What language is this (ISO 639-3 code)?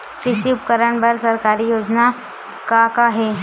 hne